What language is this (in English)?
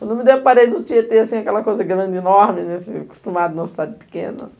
Portuguese